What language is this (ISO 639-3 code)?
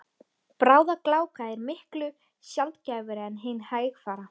isl